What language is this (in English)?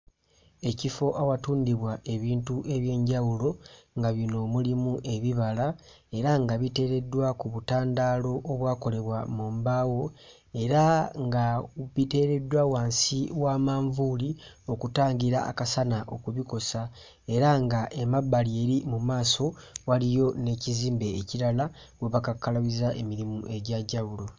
Ganda